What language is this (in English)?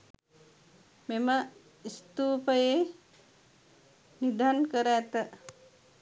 Sinhala